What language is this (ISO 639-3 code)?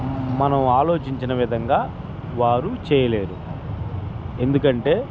tel